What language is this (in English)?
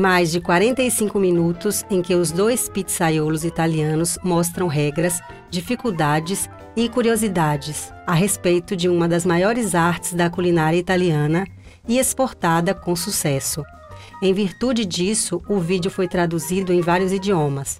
Portuguese